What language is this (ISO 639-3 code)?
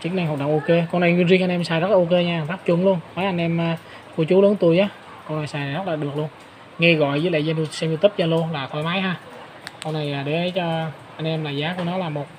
vie